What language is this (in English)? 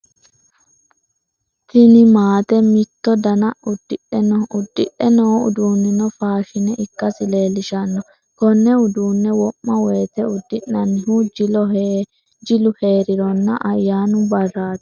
Sidamo